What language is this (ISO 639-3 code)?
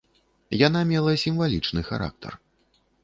bel